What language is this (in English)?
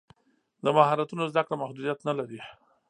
Pashto